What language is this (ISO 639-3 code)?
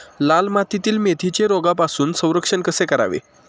mar